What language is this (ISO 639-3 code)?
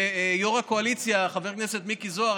heb